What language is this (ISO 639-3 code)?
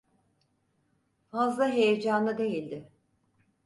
tur